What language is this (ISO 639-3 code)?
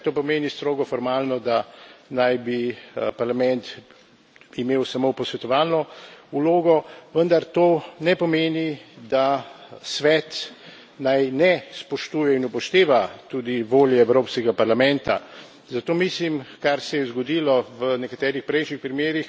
slv